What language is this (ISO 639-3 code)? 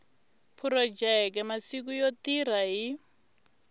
tso